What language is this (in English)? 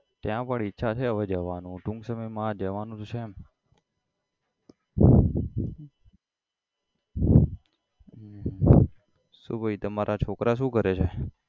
Gujarati